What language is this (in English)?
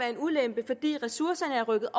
Danish